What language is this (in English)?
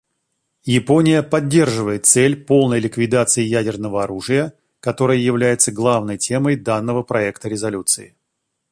Russian